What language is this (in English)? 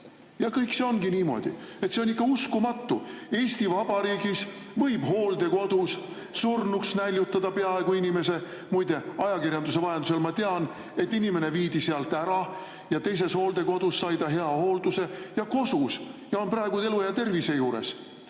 Estonian